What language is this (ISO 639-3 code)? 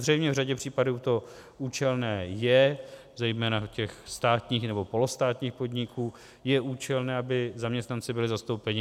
ces